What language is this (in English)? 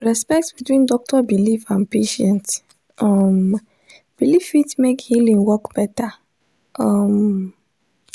Nigerian Pidgin